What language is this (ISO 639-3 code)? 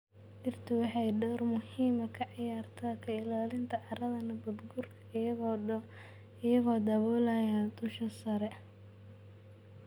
som